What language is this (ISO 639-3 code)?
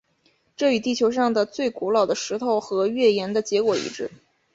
zho